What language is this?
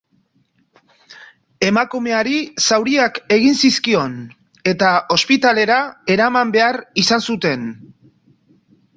Basque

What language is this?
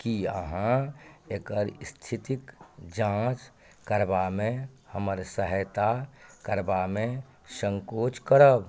Maithili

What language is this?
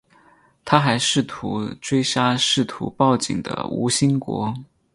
Chinese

